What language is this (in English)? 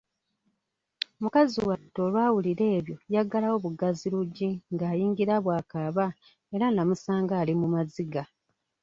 Ganda